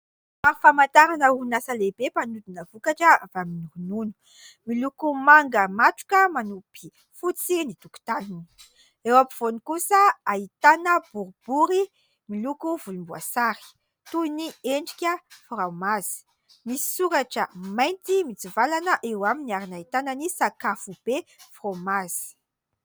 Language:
Malagasy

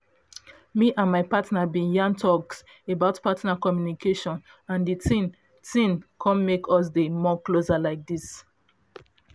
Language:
Nigerian Pidgin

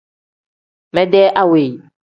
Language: Tem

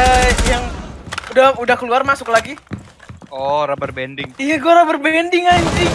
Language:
Indonesian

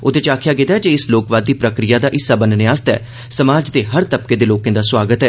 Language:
Dogri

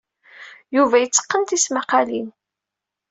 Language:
Kabyle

